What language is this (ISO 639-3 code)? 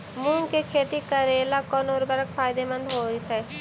mag